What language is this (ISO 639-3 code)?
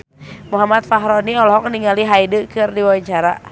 sun